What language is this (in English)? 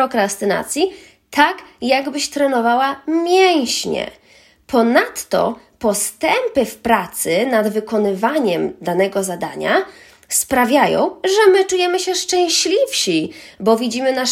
Polish